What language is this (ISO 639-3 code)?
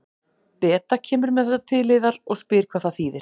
isl